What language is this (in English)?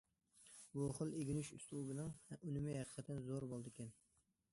Uyghur